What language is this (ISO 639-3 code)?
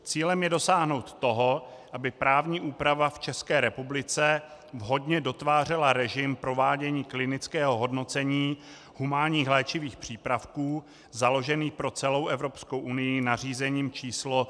ces